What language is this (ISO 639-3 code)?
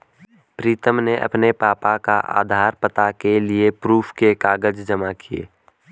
hin